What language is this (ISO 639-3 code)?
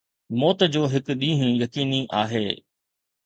snd